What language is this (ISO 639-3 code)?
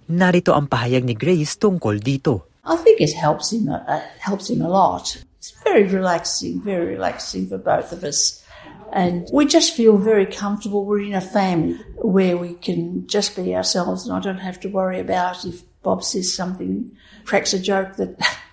fil